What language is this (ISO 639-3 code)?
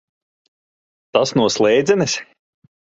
lav